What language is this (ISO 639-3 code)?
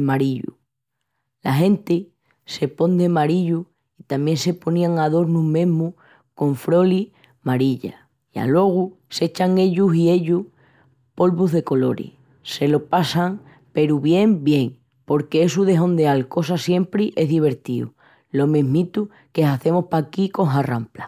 ext